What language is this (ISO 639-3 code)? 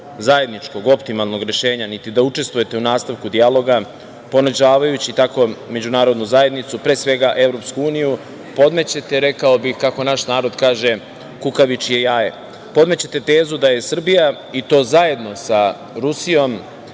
srp